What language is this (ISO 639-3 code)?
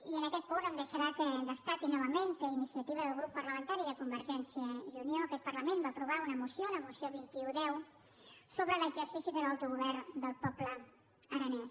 cat